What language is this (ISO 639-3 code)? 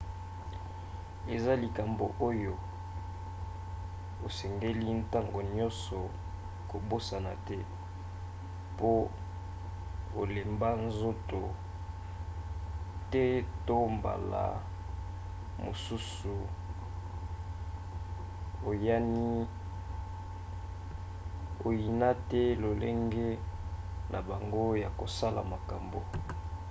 lin